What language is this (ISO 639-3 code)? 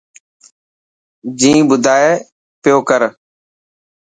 mki